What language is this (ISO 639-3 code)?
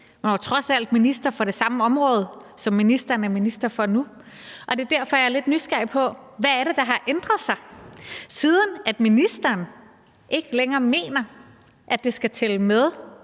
dan